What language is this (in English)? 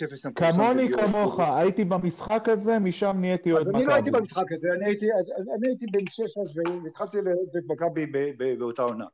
Hebrew